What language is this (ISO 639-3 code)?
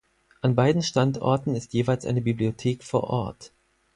deu